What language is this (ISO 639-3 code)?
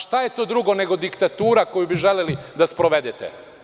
srp